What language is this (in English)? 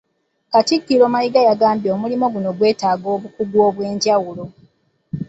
Ganda